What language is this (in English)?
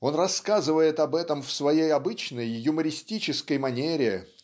Russian